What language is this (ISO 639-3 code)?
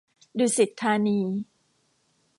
tha